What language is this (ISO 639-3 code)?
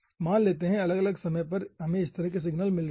hin